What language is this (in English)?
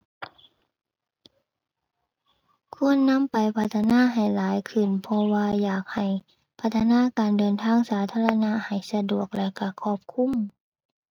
Thai